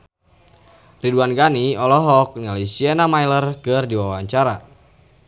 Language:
Sundanese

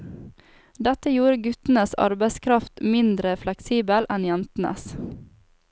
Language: Norwegian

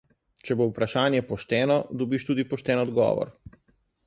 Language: Slovenian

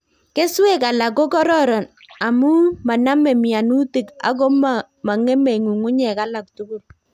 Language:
Kalenjin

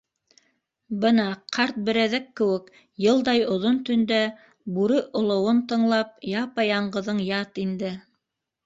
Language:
Bashkir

